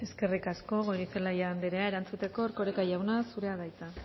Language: Basque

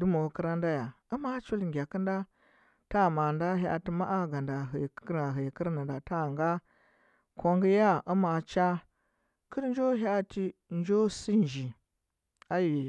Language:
Huba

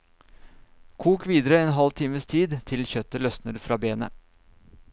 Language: Norwegian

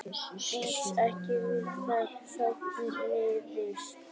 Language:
Icelandic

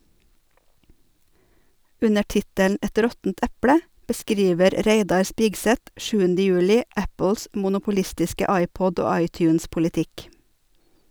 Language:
Norwegian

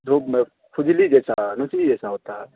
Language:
Urdu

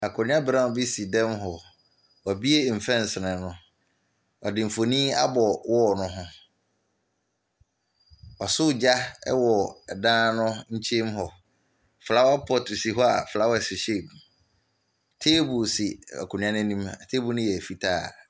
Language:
Akan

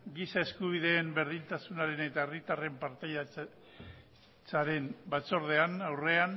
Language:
Basque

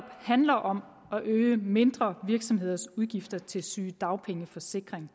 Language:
Danish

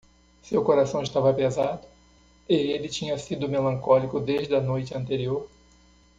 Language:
Portuguese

